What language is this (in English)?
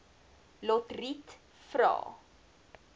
Afrikaans